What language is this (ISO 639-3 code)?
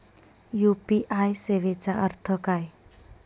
mar